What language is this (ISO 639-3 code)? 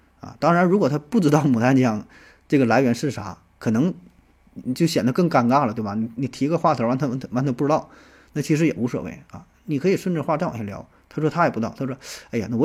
zho